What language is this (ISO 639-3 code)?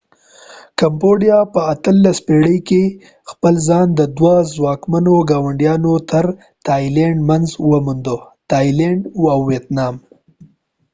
pus